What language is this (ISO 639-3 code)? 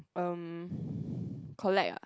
eng